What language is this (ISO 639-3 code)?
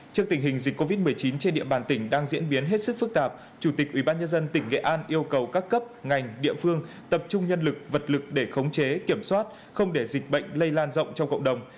vie